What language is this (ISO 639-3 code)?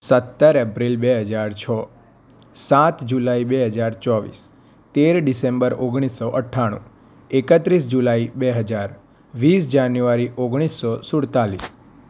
guj